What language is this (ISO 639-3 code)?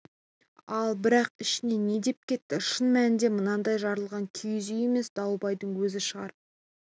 kaz